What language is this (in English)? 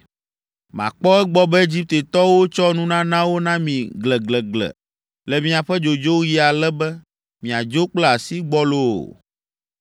Ewe